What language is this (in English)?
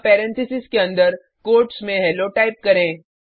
Hindi